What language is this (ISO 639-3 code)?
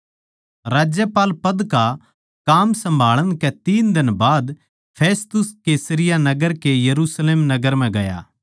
bgc